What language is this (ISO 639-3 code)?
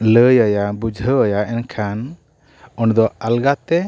sat